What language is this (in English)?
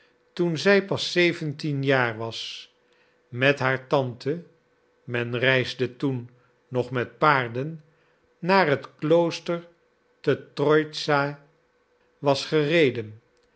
Dutch